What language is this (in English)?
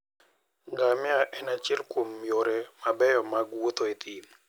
Luo (Kenya and Tanzania)